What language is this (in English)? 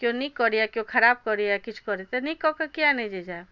Maithili